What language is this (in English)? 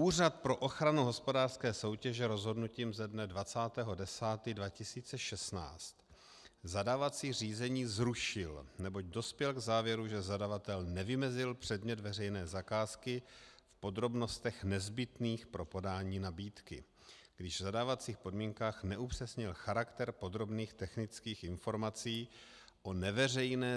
Czech